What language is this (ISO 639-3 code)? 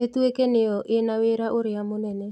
kik